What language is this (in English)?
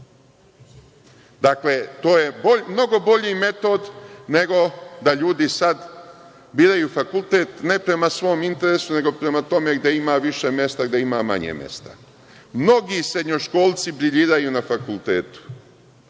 Serbian